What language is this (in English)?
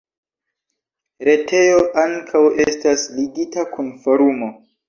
Esperanto